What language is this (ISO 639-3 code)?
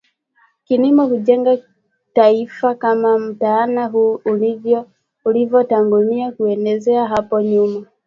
swa